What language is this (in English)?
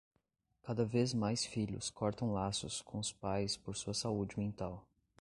Portuguese